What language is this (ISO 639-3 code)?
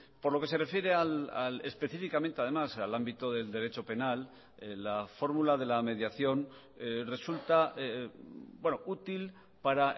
spa